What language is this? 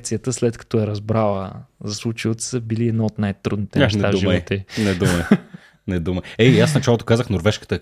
Bulgarian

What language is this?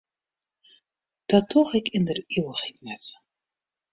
Western Frisian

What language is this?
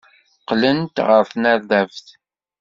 Kabyle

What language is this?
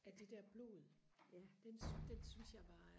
Danish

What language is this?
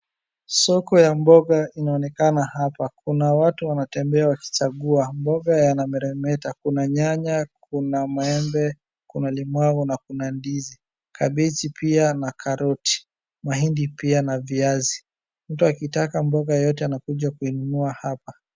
Swahili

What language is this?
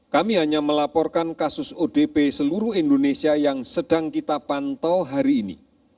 Indonesian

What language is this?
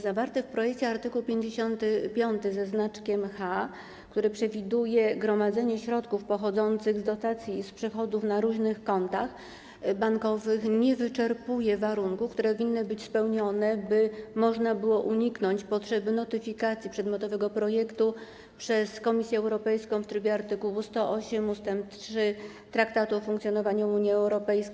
Polish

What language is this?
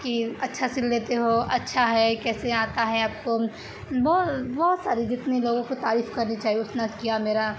Urdu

